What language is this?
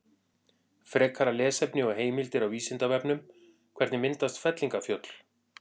Icelandic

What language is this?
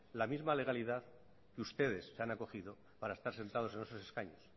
Spanish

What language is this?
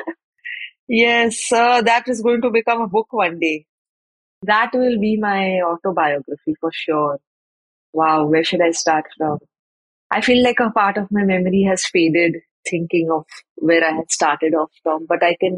English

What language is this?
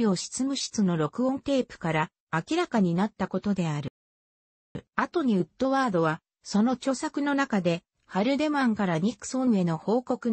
Japanese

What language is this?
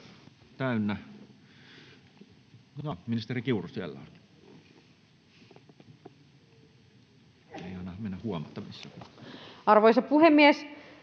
Finnish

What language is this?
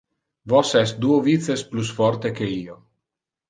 Interlingua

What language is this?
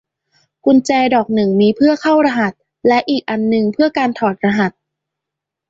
Thai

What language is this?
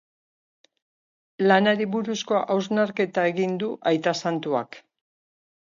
Basque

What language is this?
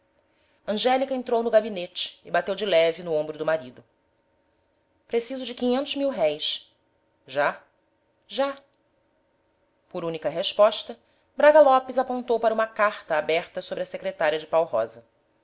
Portuguese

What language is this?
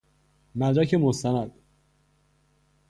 Persian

